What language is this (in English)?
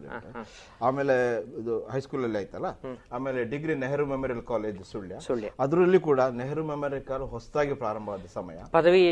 Kannada